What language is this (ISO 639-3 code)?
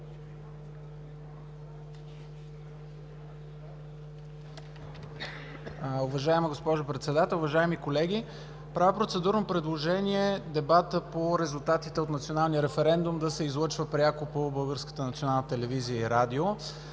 bul